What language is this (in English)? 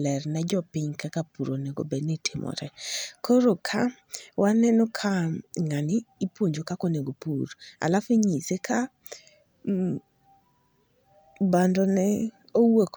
Luo (Kenya and Tanzania)